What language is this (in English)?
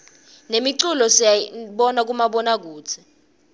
Swati